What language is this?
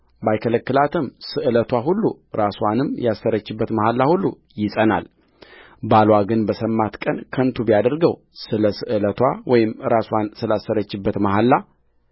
Amharic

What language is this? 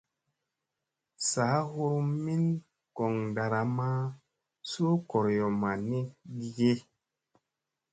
Musey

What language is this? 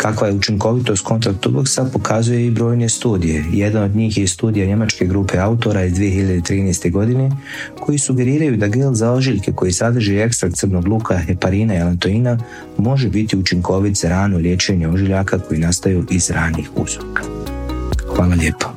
Croatian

